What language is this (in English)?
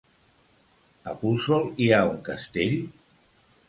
Catalan